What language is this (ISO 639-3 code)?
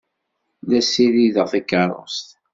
kab